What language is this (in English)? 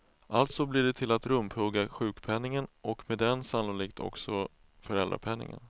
Swedish